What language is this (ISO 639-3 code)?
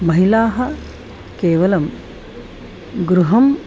san